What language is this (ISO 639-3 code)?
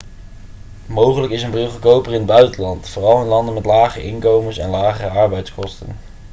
nld